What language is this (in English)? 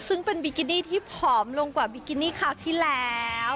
Thai